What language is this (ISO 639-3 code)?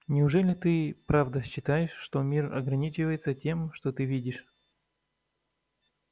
rus